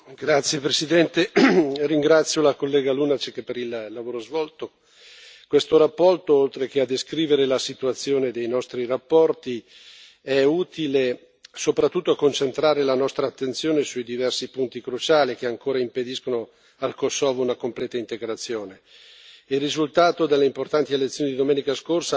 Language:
Italian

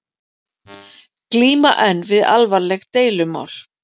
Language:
Icelandic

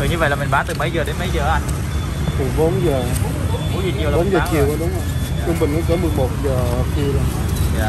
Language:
Vietnamese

